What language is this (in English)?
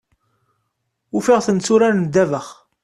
Kabyle